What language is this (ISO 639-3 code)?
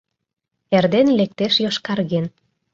chm